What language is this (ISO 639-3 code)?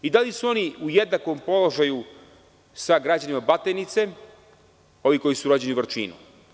srp